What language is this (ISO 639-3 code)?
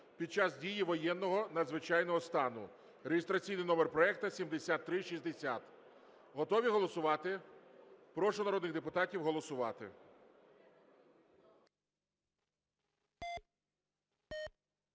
ukr